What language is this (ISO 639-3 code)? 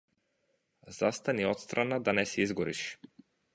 mkd